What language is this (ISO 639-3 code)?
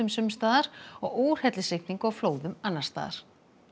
isl